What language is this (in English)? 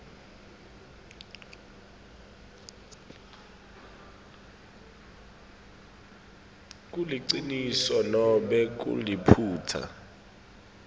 Swati